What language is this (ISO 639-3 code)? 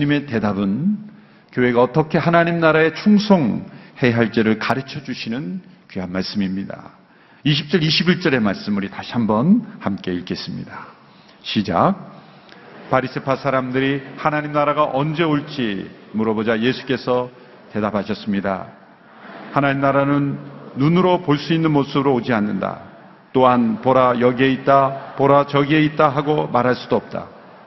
kor